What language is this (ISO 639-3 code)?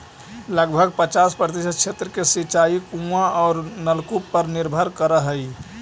mag